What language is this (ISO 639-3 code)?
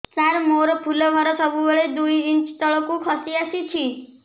ori